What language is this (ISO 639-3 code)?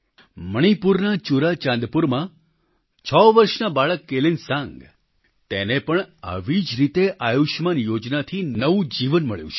guj